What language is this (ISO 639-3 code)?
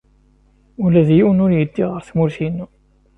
kab